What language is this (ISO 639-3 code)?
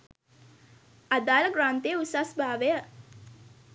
sin